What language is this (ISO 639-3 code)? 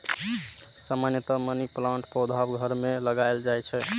mai